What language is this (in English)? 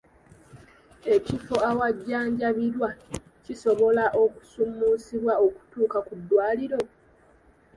Ganda